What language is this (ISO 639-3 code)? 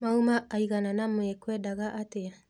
kik